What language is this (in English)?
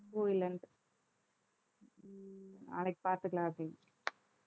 Tamil